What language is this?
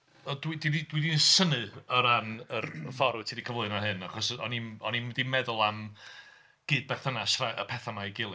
Welsh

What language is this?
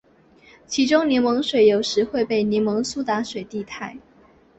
Chinese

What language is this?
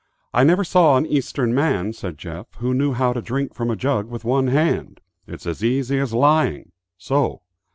English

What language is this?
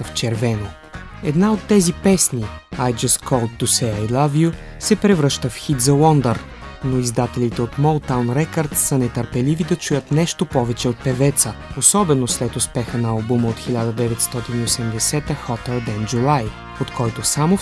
Bulgarian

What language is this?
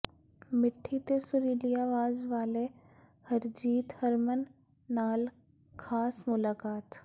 Punjabi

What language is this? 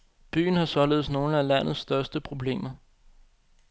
Danish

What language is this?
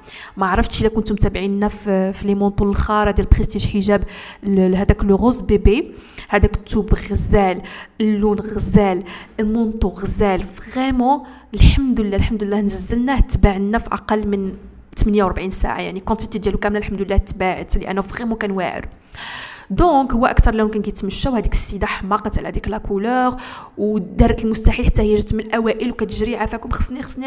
Arabic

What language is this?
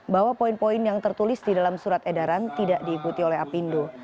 Indonesian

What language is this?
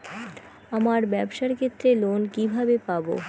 Bangla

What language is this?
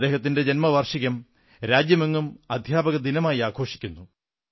Malayalam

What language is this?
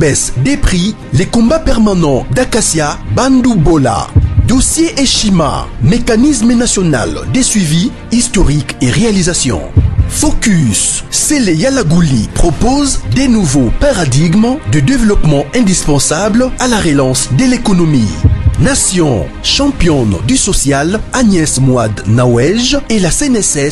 French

